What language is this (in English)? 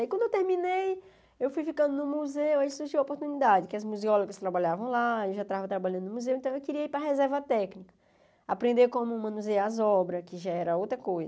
Portuguese